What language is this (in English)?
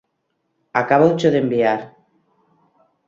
Galician